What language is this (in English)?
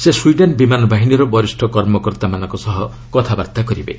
Odia